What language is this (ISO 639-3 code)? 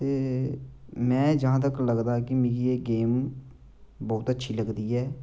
doi